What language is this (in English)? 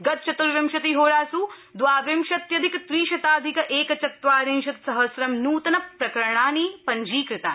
Sanskrit